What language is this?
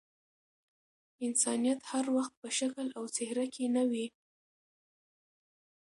Pashto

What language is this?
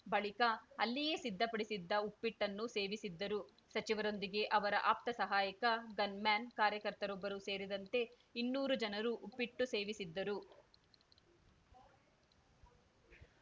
Kannada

